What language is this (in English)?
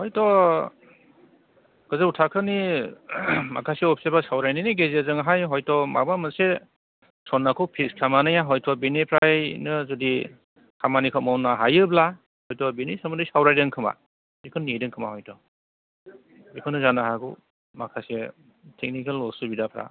Bodo